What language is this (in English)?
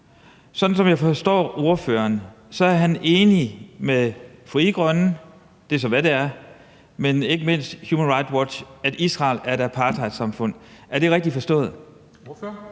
Danish